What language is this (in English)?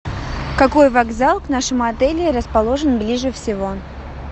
Russian